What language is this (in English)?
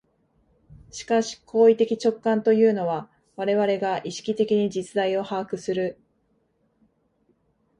Japanese